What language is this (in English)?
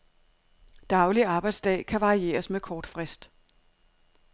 Danish